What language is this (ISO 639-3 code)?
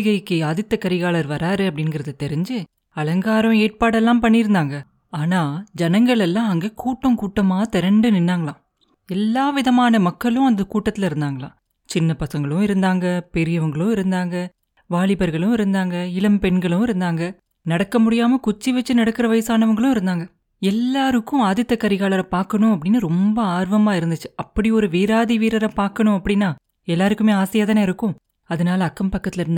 tam